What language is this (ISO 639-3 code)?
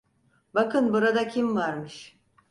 tur